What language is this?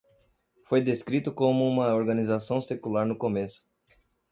Portuguese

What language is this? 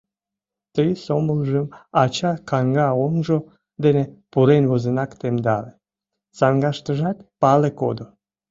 Mari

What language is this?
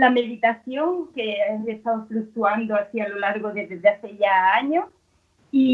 Spanish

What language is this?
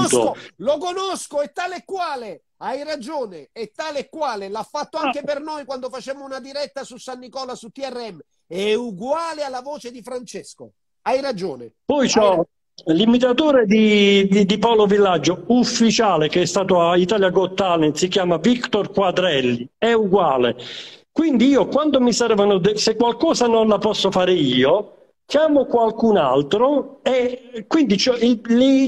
Italian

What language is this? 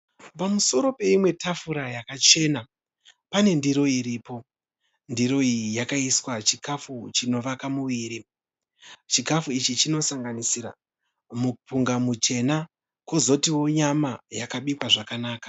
Shona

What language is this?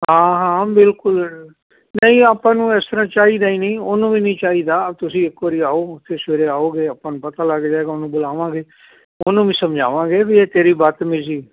Punjabi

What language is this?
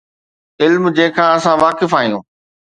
Sindhi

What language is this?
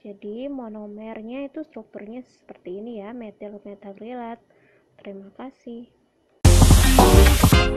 Indonesian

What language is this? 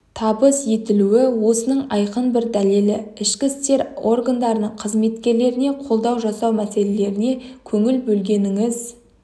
Kazakh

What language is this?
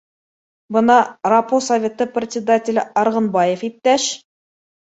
Bashkir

